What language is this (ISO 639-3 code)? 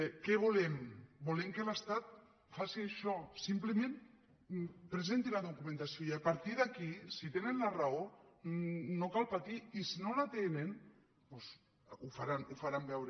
cat